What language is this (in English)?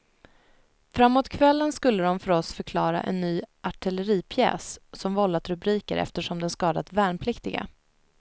Swedish